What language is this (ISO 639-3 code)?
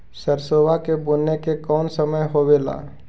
mag